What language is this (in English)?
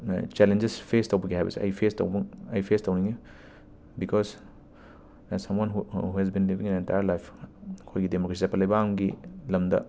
Manipuri